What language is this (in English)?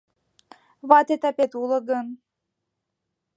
Mari